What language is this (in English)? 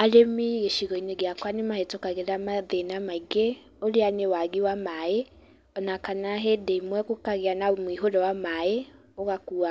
Kikuyu